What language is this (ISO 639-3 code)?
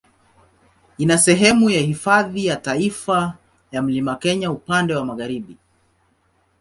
swa